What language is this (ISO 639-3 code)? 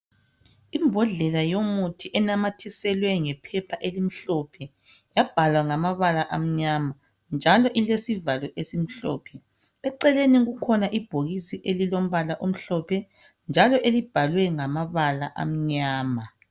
nde